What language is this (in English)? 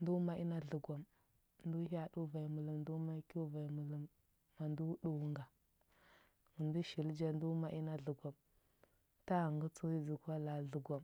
Huba